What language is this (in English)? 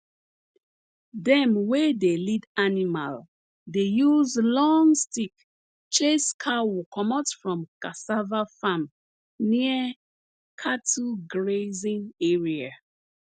Nigerian Pidgin